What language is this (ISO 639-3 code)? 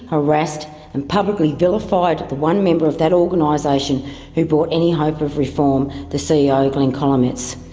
eng